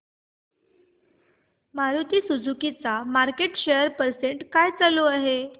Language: Marathi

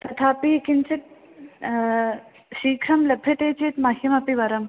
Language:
Sanskrit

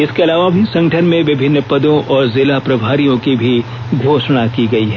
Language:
Hindi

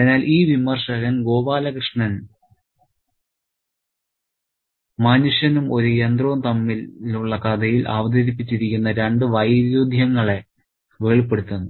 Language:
Malayalam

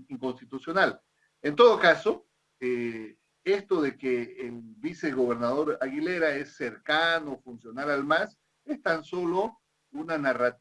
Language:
Spanish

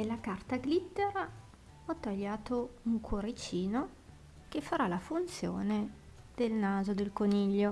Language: Italian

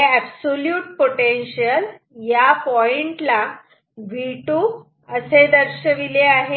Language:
Marathi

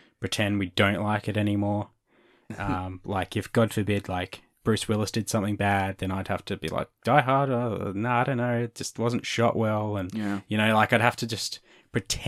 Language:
English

